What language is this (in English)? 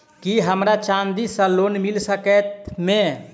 Maithili